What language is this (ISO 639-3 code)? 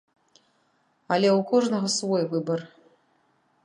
bel